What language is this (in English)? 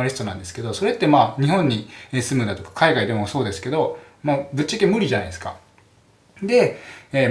Japanese